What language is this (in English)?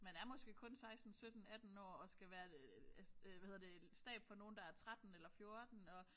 Danish